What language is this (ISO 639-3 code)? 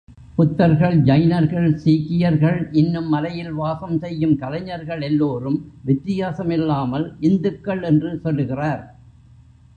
tam